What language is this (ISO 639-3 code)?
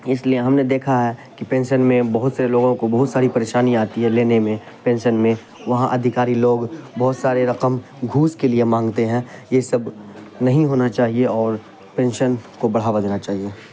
urd